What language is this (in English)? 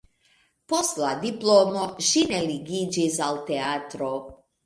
Esperanto